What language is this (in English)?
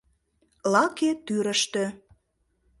Mari